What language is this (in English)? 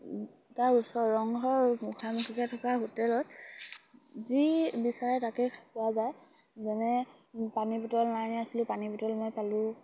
Assamese